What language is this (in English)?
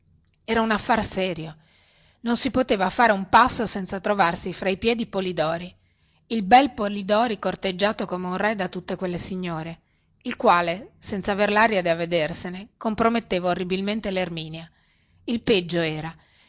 Italian